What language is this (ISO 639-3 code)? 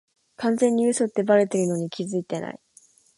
jpn